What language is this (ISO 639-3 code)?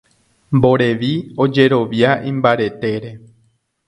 grn